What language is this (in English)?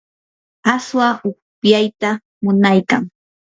Yanahuanca Pasco Quechua